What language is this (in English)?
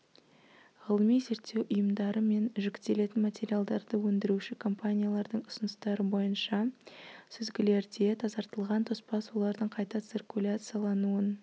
Kazakh